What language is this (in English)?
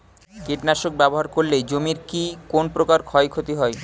Bangla